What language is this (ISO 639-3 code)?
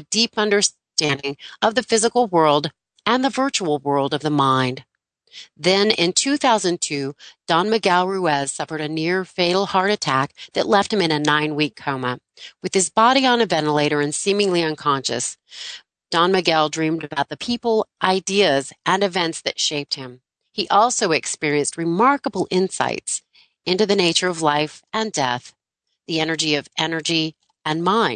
eng